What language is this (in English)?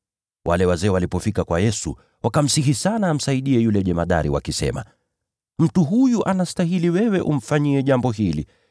Swahili